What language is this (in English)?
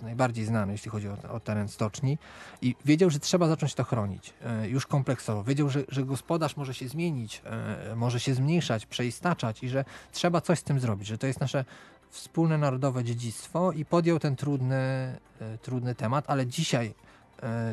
Polish